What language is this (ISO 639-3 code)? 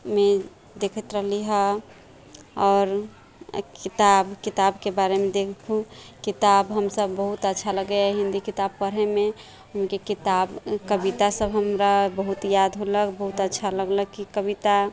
mai